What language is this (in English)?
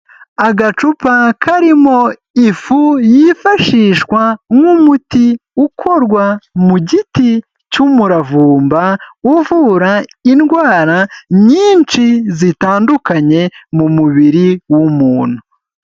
Kinyarwanda